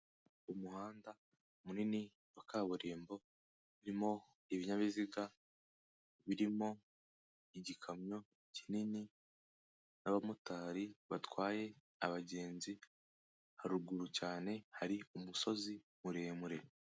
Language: Kinyarwanda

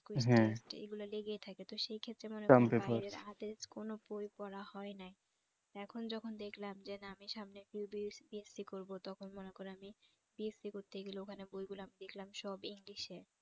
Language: Bangla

